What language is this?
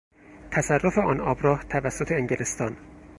Persian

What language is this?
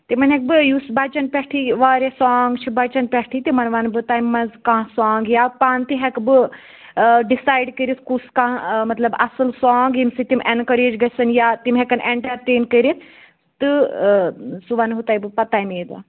Kashmiri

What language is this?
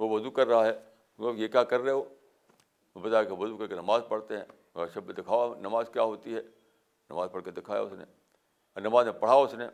Urdu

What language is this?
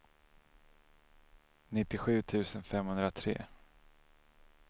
Swedish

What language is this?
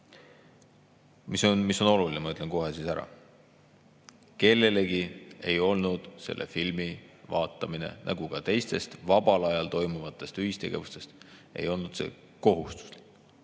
Estonian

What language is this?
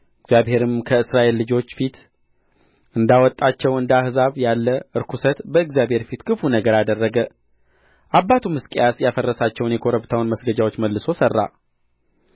Amharic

